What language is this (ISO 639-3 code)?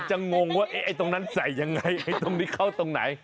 tha